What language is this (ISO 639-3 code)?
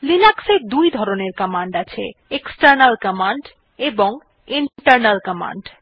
ben